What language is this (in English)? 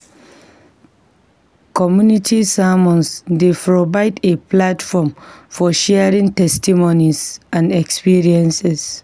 Nigerian Pidgin